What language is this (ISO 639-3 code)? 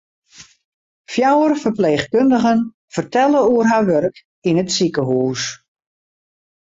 fry